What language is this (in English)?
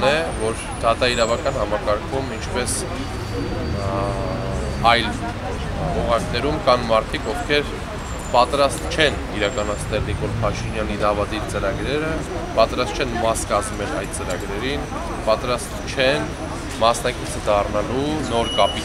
Romanian